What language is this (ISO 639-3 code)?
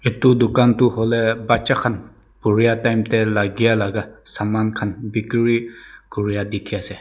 nag